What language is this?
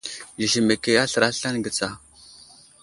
Wuzlam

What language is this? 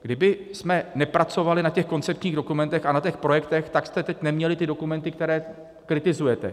Czech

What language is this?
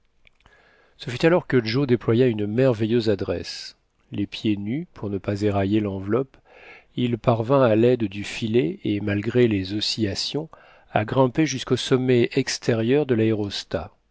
French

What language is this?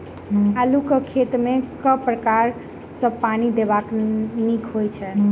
Maithili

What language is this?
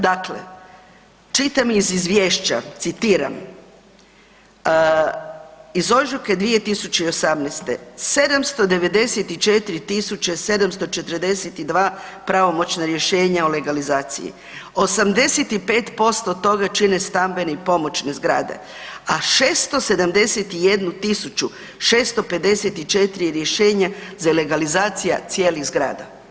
Croatian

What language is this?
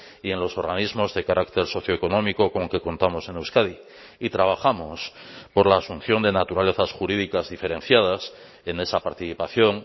Spanish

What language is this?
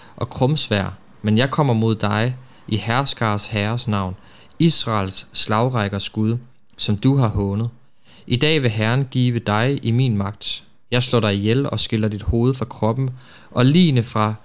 Danish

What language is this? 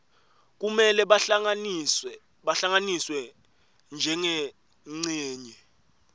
Swati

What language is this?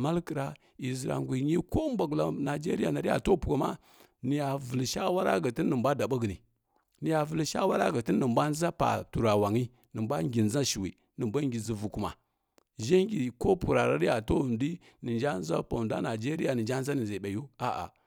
Kirya-Konzəl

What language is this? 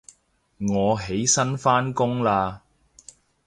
Cantonese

